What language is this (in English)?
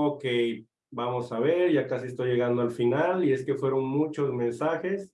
Spanish